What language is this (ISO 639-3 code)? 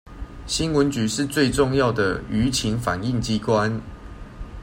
zho